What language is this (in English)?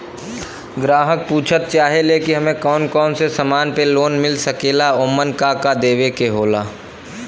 Bhojpuri